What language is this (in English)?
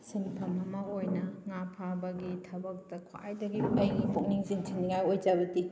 Manipuri